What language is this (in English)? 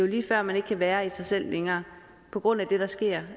Danish